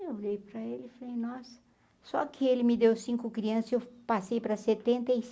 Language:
Portuguese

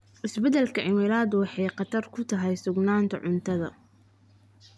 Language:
Somali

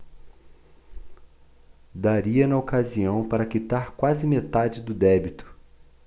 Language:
Portuguese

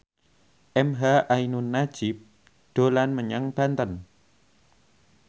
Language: Javanese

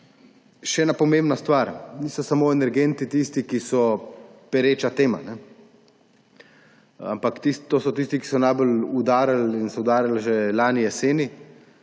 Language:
Slovenian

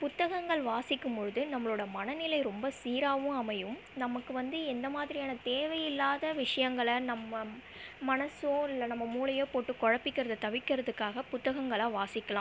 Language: Tamil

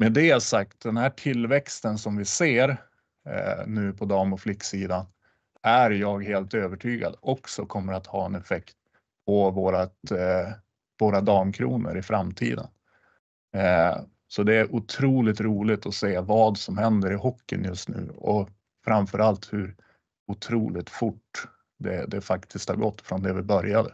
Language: Swedish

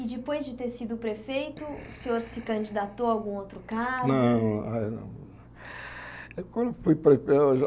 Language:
Portuguese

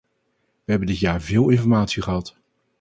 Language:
Dutch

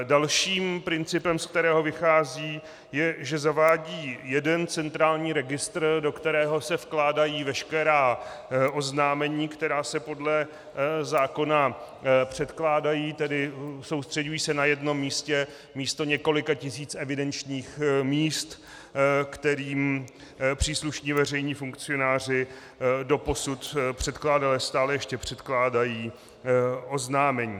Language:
Czech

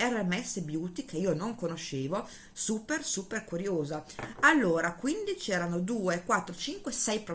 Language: Italian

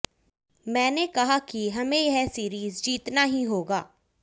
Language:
Hindi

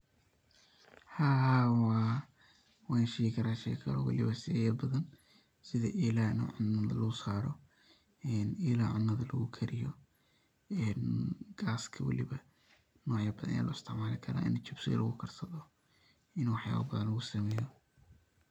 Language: Somali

